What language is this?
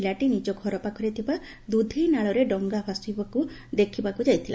Odia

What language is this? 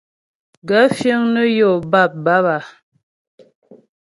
Ghomala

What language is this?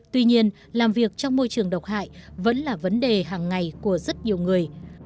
Vietnamese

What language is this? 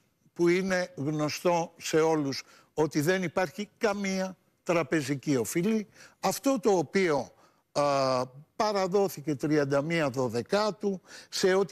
Greek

